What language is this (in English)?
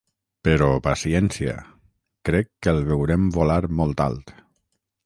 Catalan